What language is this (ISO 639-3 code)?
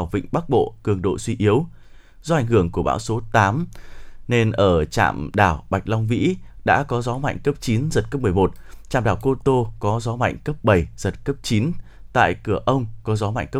vie